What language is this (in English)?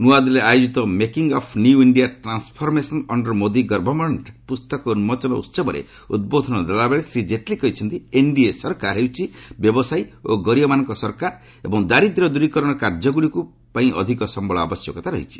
Odia